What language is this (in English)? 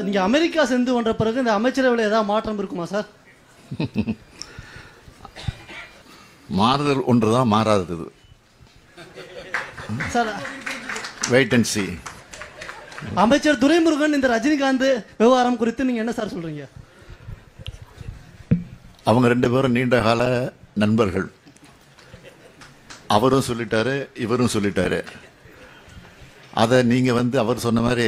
Tamil